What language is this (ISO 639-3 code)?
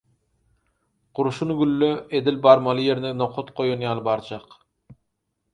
tuk